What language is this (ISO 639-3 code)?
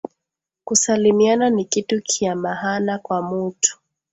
swa